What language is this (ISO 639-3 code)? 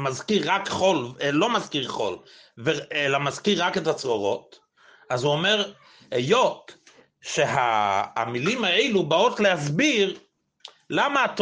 heb